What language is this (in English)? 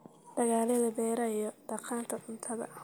Somali